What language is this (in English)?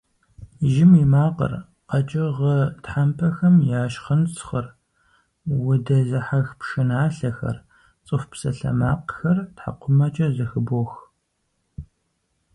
Kabardian